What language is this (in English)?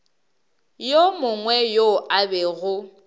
Northern Sotho